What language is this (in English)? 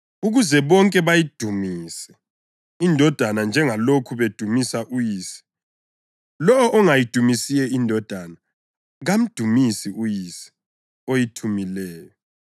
North Ndebele